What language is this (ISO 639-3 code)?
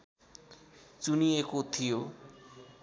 nep